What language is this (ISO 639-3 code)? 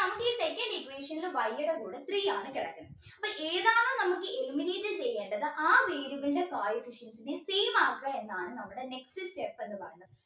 mal